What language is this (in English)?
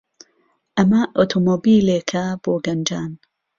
Central Kurdish